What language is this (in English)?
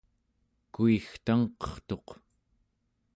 Central Yupik